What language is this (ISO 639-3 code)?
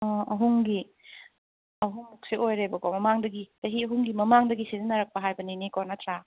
mni